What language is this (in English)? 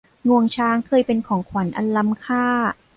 Thai